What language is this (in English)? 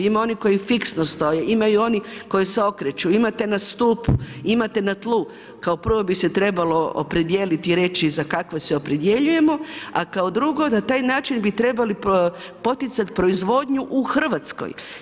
Croatian